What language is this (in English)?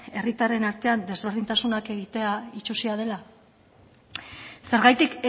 Basque